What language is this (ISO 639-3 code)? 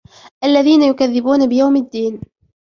ara